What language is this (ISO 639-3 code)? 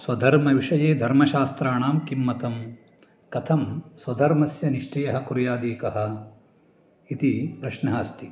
san